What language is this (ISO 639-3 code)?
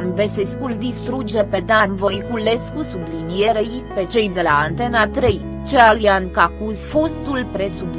ron